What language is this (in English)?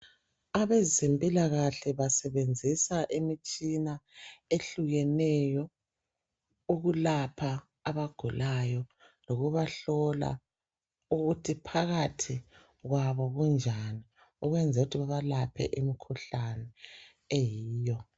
North Ndebele